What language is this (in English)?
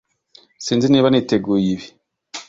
Kinyarwanda